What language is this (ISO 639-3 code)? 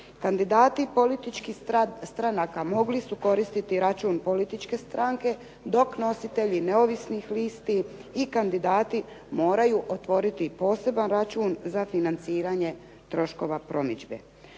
hrv